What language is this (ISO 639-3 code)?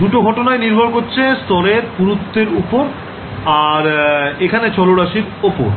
ben